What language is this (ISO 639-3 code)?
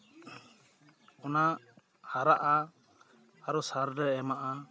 sat